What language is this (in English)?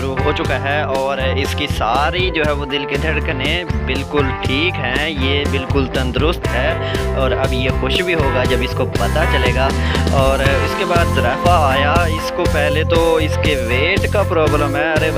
Hindi